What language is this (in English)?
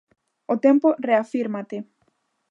Galician